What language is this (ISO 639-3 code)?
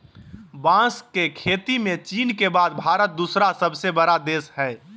mag